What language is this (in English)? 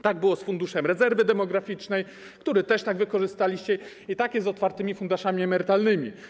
Polish